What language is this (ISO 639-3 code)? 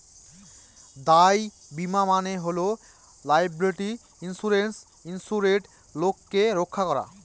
ben